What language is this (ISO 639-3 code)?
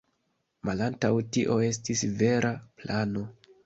epo